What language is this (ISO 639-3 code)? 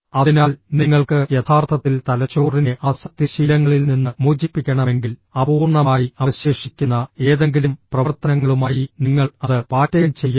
mal